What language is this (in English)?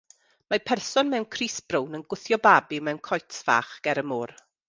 Welsh